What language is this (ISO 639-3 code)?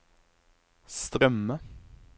nor